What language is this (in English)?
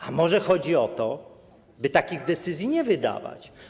Polish